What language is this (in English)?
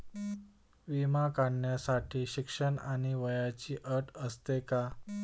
Marathi